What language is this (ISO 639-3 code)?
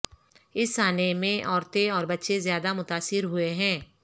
urd